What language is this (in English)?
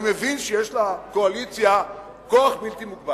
Hebrew